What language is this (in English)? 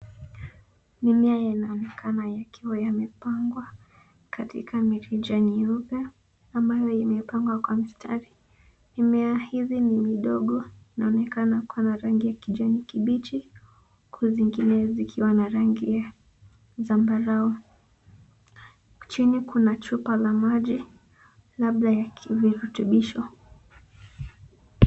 Swahili